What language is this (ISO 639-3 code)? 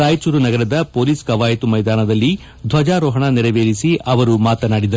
kan